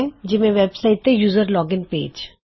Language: Punjabi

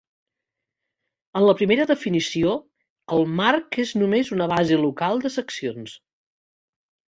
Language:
Catalan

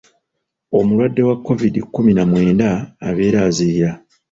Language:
Ganda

